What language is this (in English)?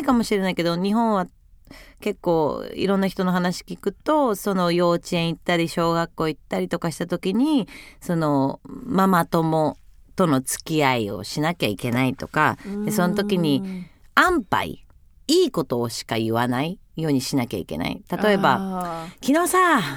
Japanese